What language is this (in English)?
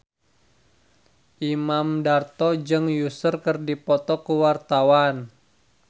Sundanese